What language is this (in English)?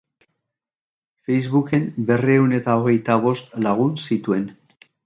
Basque